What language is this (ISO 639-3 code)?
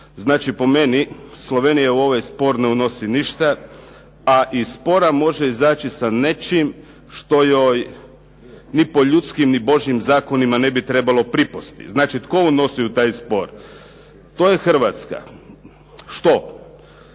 hrv